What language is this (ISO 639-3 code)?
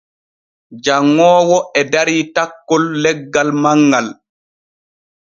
fue